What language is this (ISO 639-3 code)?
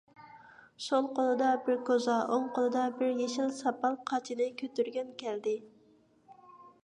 uig